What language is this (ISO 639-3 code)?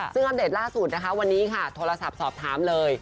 tha